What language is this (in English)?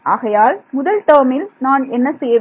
Tamil